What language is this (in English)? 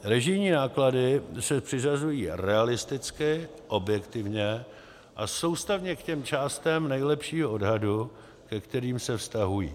Czech